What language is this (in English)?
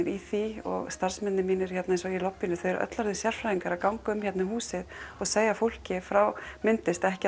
Icelandic